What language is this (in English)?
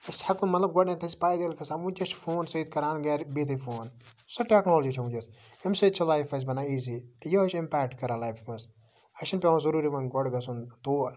Kashmiri